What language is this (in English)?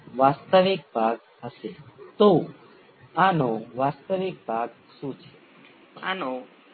Gujarati